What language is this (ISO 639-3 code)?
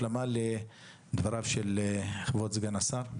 heb